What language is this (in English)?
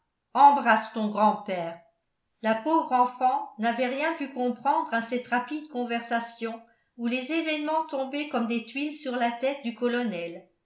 French